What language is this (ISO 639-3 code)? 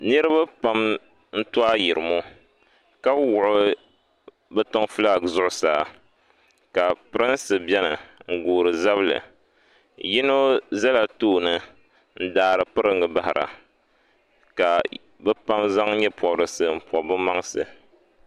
dag